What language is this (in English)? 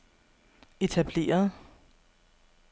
Danish